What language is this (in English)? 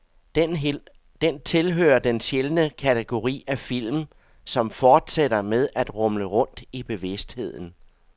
Danish